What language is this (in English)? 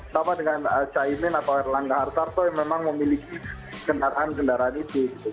Indonesian